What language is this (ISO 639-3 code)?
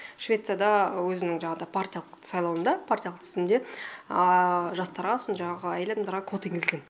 kaz